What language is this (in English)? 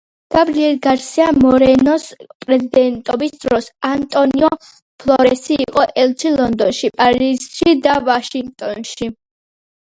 Georgian